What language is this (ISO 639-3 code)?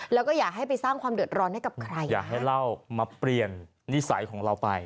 tha